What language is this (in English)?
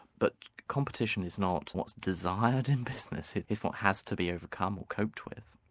English